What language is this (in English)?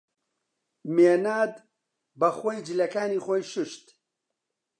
Central Kurdish